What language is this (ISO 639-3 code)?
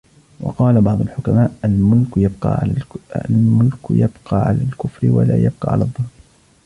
ara